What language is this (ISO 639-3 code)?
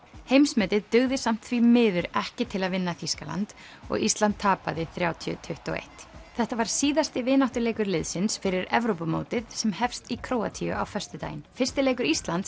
isl